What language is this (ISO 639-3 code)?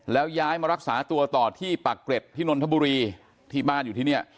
tha